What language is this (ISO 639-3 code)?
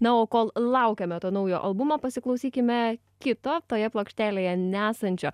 lit